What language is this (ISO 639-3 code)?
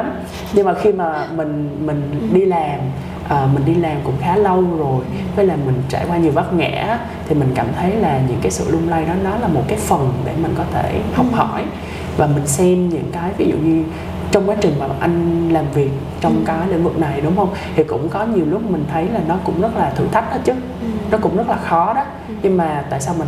vie